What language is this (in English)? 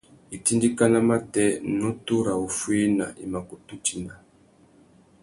Tuki